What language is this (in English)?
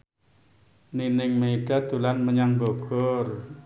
Javanese